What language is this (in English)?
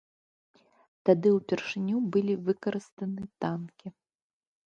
Belarusian